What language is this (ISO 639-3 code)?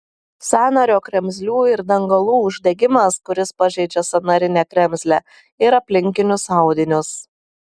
lit